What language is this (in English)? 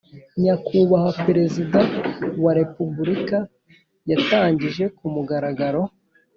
Kinyarwanda